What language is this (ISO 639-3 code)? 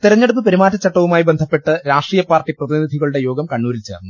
mal